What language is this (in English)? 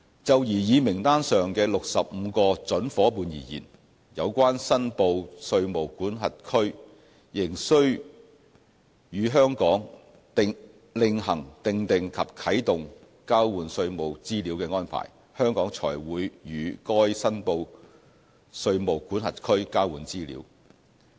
Cantonese